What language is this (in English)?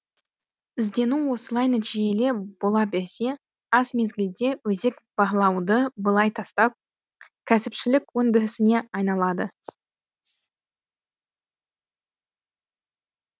Kazakh